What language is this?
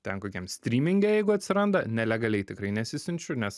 Lithuanian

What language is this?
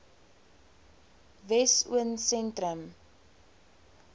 Afrikaans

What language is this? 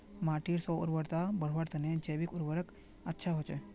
Magahi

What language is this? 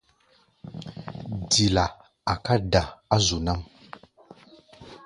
Gbaya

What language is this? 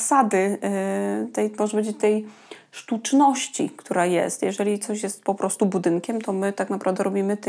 Polish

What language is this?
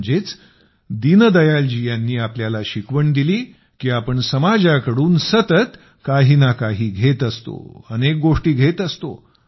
Marathi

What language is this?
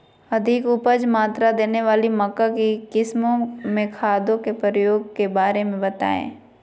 Magahi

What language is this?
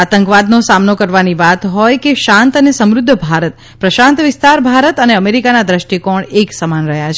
Gujarati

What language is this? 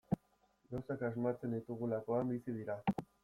Basque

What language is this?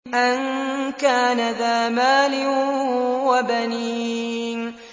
Arabic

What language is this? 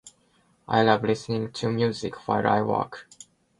Japanese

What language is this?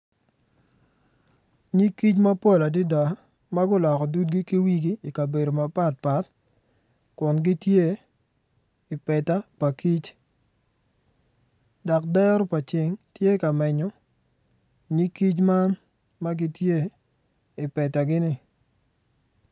Acoli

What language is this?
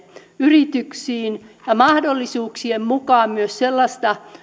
Finnish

